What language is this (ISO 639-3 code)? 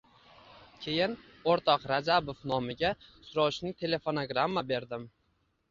uzb